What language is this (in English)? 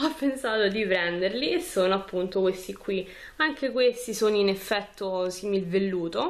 Italian